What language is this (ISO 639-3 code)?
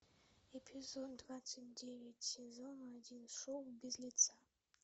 rus